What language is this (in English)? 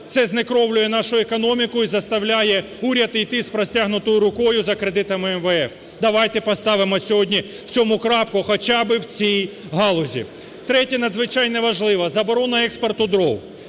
Ukrainian